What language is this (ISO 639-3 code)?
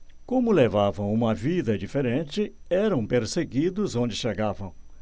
por